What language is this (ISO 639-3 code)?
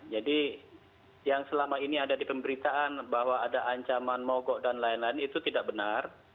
ind